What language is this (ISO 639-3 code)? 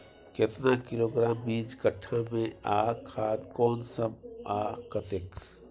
mai